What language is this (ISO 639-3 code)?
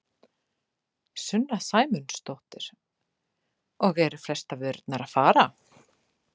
isl